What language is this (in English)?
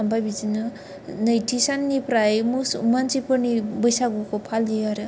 Bodo